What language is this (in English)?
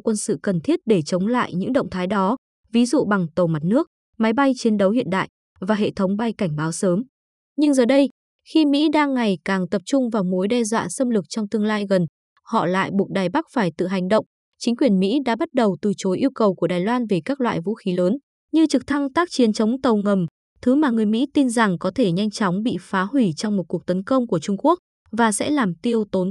Vietnamese